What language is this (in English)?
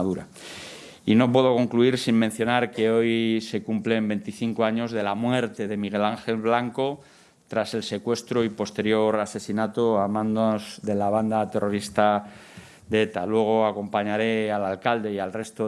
Spanish